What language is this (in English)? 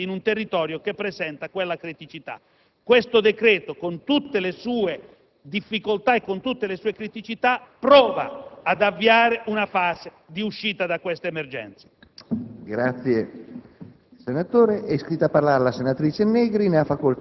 Italian